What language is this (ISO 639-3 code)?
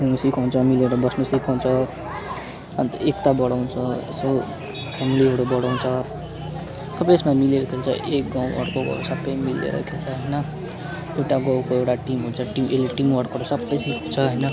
nep